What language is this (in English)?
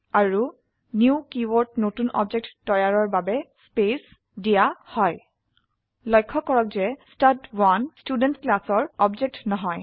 Assamese